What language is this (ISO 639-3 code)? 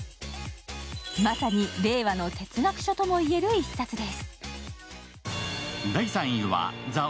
jpn